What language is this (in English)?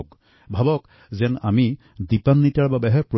Assamese